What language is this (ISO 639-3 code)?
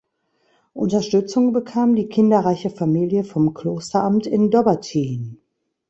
deu